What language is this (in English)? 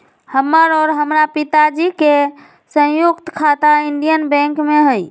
Magahi